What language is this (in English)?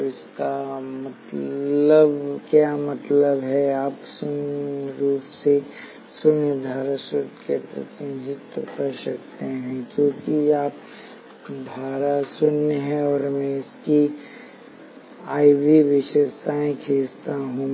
Hindi